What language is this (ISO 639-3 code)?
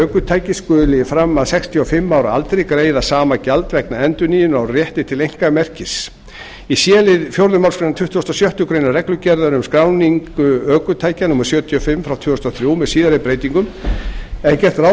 isl